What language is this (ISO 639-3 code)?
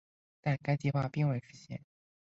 zho